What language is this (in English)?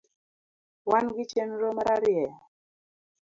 Luo (Kenya and Tanzania)